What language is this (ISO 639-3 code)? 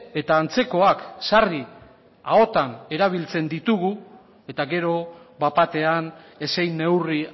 eus